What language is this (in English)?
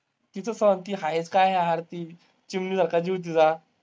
Marathi